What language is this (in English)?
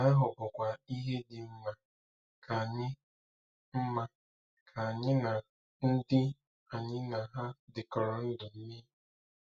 Igbo